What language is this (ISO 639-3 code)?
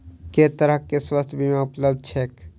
mai